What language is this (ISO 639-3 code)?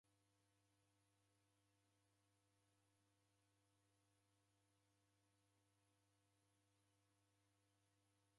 dav